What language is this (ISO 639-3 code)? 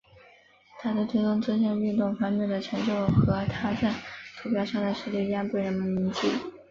zho